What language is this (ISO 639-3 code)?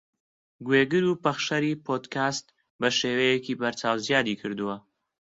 ckb